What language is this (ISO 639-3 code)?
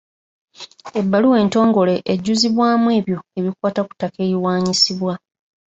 lug